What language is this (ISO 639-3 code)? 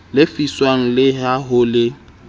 sot